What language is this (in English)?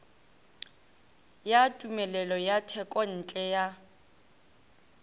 Northern Sotho